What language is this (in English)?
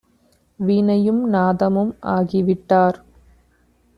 Tamil